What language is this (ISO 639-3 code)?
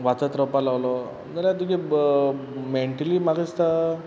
kok